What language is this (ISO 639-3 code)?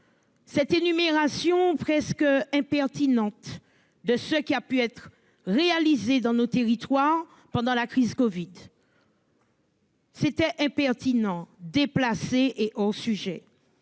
fra